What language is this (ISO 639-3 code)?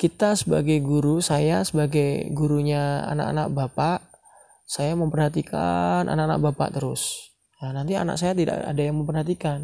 ind